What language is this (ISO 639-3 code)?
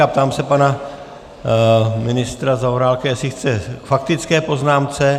ces